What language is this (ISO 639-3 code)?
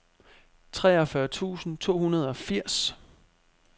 dan